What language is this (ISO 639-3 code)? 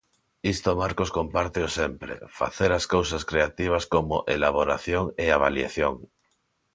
glg